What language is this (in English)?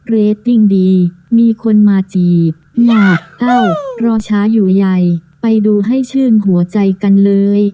Thai